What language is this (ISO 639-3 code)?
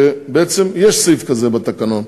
heb